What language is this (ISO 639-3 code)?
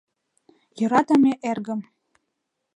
chm